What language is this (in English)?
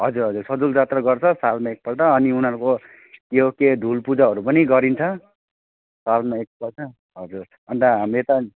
Nepali